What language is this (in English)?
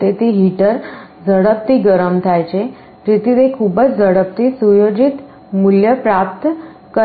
Gujarati